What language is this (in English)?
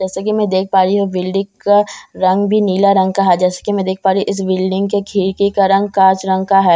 Hindi